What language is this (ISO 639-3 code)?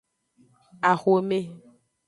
ajg